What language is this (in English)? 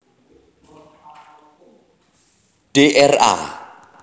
Javanese